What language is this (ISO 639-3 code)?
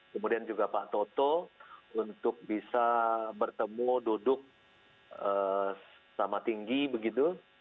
ind